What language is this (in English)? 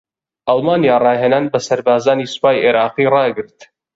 Central Kurdish